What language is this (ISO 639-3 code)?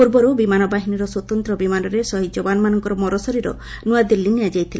ori